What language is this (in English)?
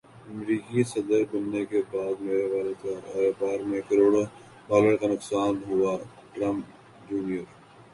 Urdu